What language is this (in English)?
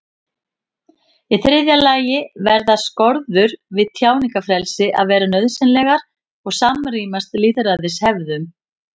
Icelandic